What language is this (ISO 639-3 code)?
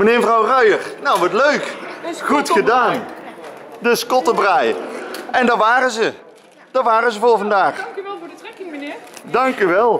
nld